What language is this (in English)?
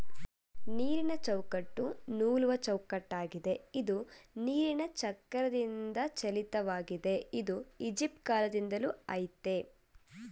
Kannada